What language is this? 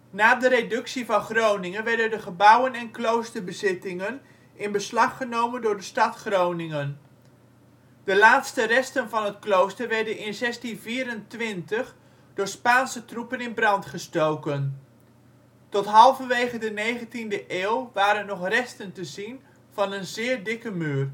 Dutch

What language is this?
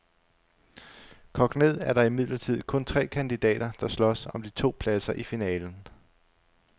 Danish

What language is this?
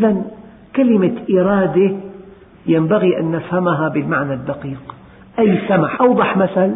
Arabic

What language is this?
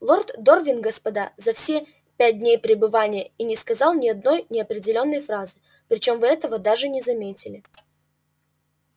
Russian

